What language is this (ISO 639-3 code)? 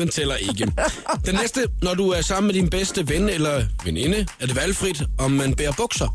dan